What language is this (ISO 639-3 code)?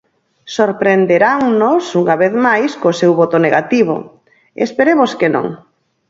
glg